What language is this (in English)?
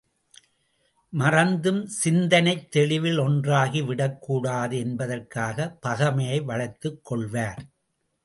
Tamil